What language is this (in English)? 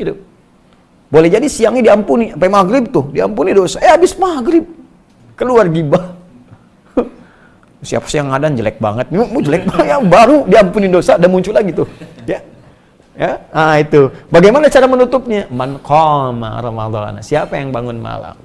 Indonesian